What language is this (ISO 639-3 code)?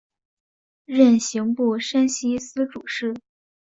zho